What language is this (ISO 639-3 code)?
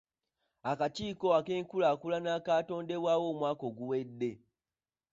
lug